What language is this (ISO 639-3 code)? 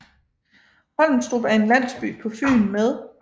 dan